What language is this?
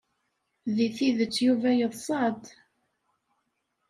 Kabyle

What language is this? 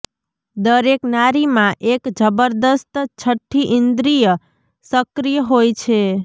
Gujarati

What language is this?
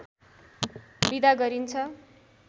Nepali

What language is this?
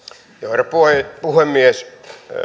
Finnish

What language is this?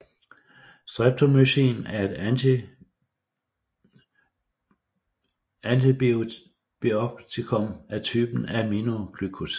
Danish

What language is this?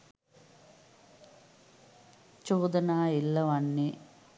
Sinhala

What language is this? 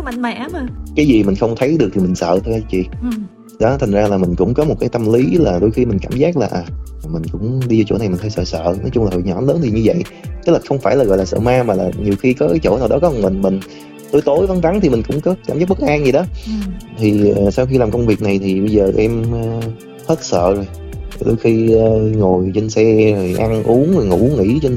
Vietnamese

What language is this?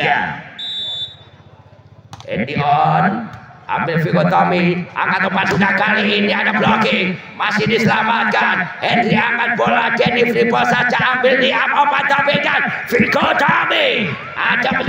Indonesian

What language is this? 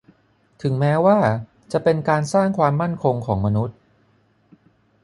Thai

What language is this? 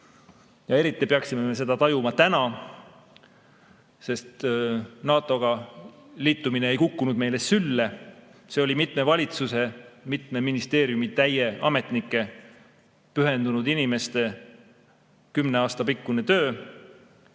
Estonian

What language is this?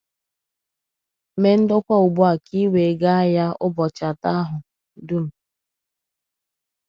Igbo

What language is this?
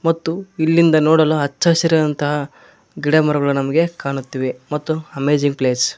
Kannada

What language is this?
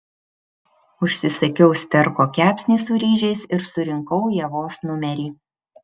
Lithuanian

